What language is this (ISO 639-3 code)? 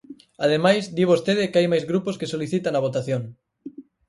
glg